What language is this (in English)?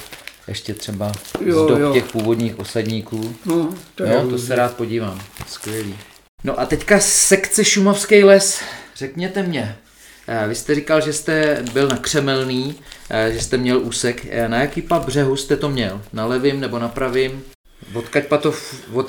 Czech